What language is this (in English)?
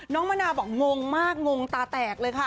Thai